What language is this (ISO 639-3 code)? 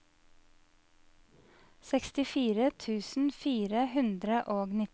nor